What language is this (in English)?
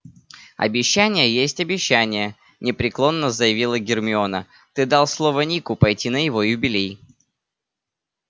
Russian